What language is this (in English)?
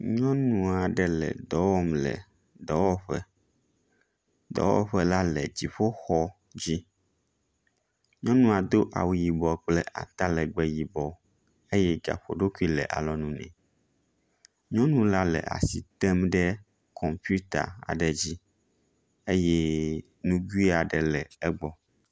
Ewe